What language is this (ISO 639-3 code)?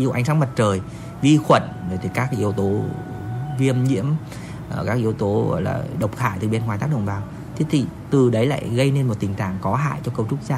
vie